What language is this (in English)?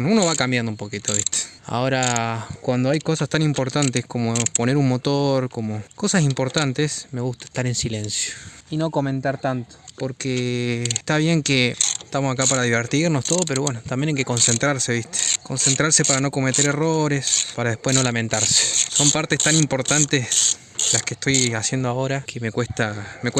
Spanish